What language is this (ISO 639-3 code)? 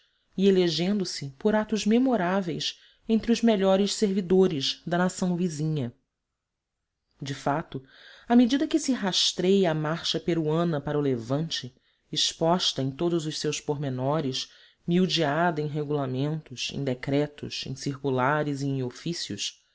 por